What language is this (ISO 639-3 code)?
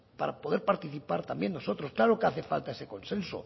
spa